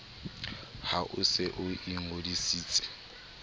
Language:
Southern Sotho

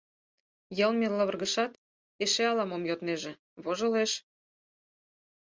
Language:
Mari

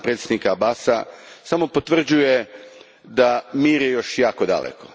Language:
Croatian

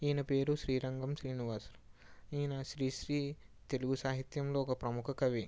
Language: Telugu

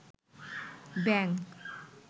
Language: Bangla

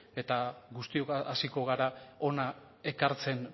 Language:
Basque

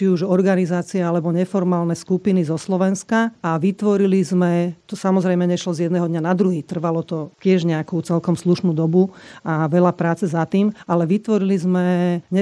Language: Slovak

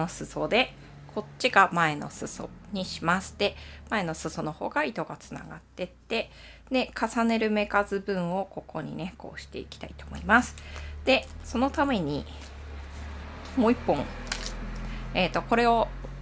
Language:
Japanese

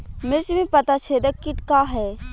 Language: Bhojpuri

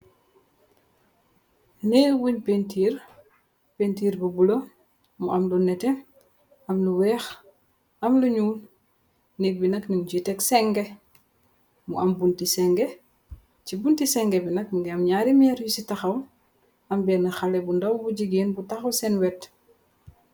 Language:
Wolof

